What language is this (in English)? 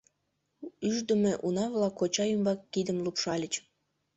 Mari